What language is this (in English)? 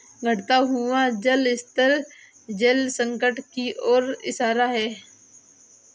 Hindi